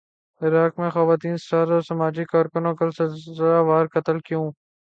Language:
Urdu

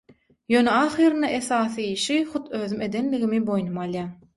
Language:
Turkmen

